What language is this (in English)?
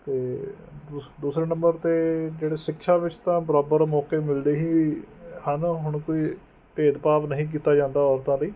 Punjabi